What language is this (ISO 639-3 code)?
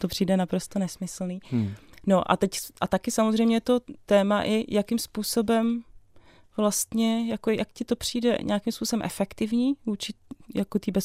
ces